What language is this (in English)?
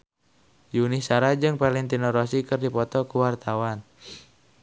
Sundanese